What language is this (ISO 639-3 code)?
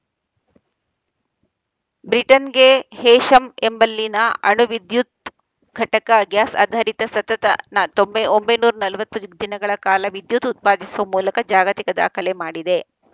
kan